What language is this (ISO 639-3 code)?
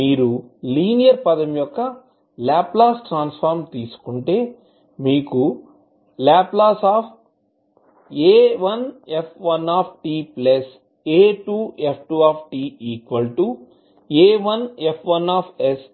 tel